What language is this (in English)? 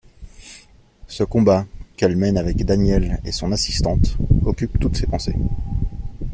French